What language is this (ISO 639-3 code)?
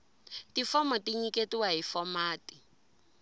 tso